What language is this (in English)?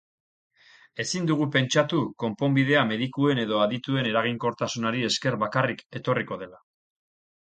Basque